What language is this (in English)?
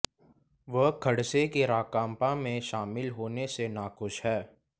Hindi